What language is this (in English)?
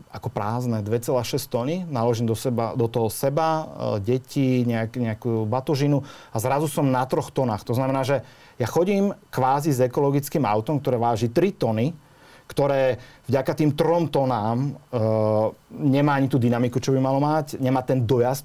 Slovak